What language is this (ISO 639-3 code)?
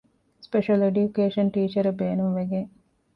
div